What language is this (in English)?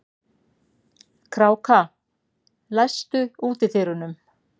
Icelandic